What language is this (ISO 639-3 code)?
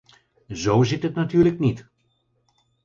nld